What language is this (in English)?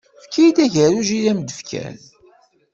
Kabyle